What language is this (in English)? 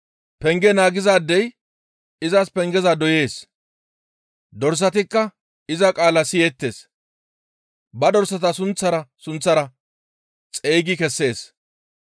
Gamo